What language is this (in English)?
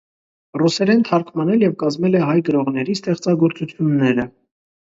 Armenian